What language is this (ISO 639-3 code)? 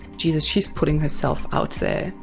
eng